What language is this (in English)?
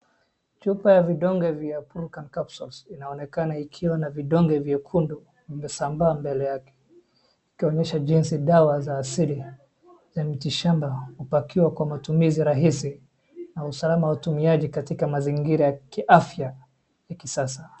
Swahili